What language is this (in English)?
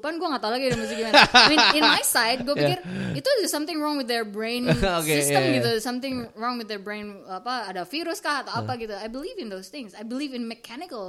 Indonesian